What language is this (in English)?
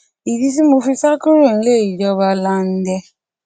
Yoruba